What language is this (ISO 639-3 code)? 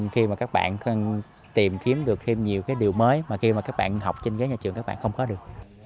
vie